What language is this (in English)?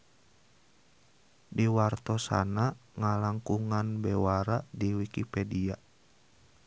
Sundanese